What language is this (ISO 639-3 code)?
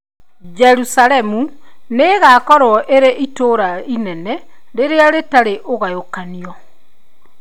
kik